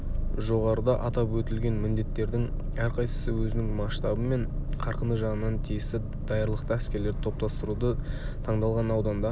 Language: Kazakh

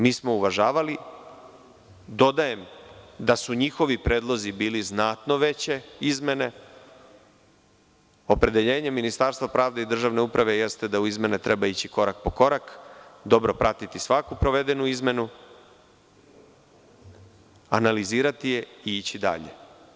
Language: Serbian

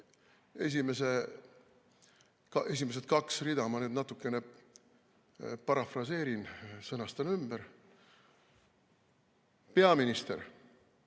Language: Estonian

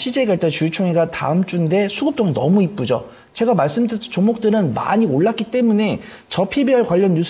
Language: Korean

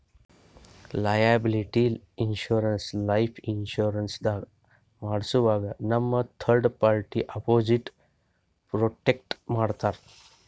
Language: Kannada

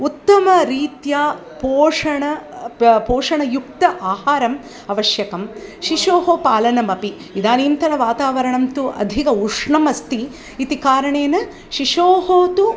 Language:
Sanskrit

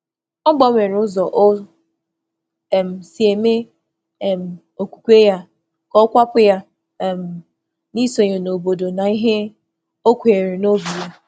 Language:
Igbo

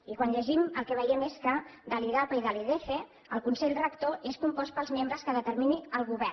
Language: Catalan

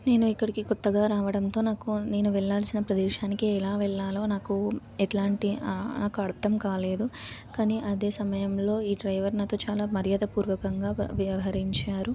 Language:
Telugu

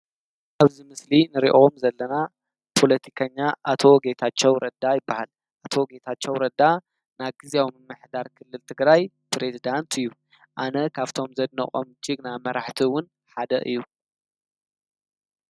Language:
Tigrinya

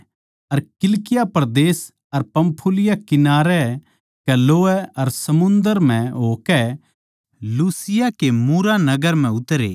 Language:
Haryanvi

